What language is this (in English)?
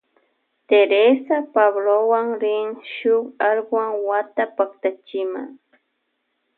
Loja Highland Quichua